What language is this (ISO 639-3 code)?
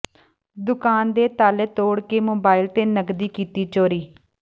pan